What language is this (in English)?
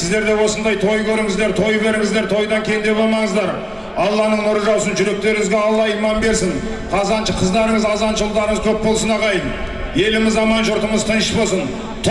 Turkish